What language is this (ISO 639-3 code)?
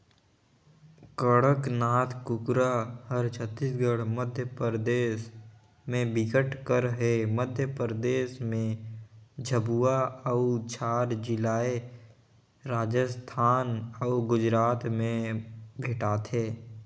hne